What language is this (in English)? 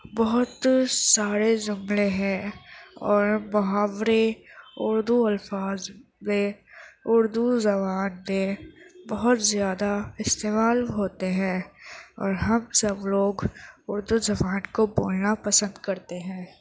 Urdu